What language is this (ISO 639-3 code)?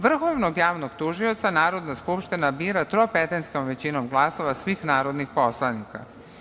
srp